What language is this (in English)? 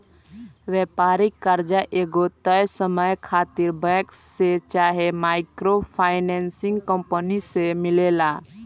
Bhojpuri